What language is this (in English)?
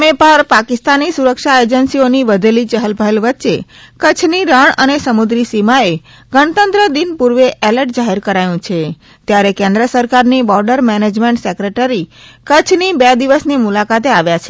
Gujarati